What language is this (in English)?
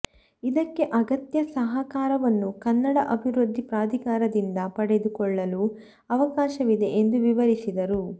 Kannada